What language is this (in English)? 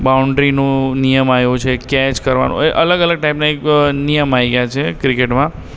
Gujarati